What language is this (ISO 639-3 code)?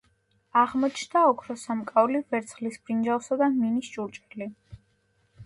kat